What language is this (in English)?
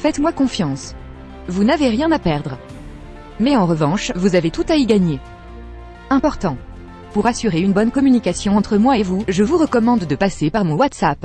French